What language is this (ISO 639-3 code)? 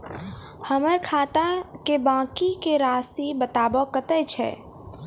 mai